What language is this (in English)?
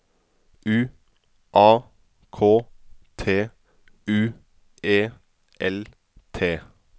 Norwegian